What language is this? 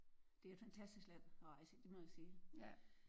Danish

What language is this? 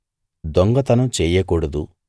Telugu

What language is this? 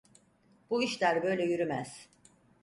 Turkish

